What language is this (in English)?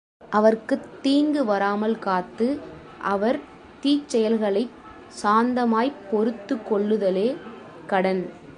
Tamil